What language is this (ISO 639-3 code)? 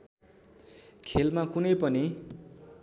nep